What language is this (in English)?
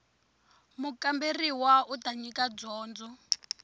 Tsonga